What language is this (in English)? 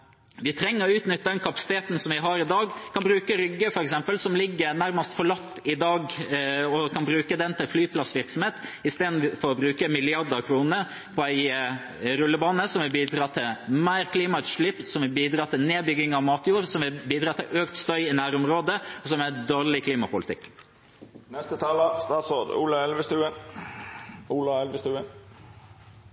Norwegian Bokmål